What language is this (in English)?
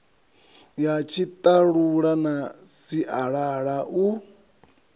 Venda